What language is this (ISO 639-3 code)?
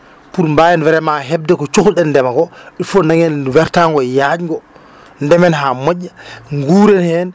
ful